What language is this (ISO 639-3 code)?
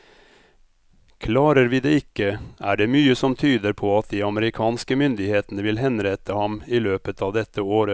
nor